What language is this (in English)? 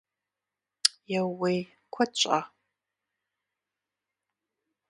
Kabardian